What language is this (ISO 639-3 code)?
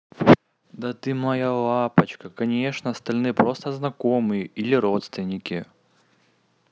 rus